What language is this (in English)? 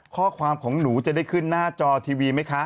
Thai